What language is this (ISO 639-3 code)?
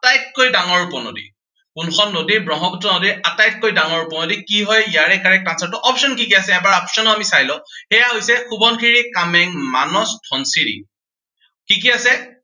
asm